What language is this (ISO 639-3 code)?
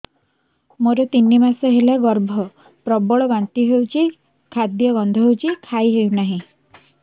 ori